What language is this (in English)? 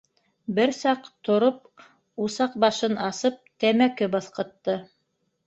Bashkir